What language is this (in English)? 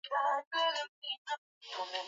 Swahili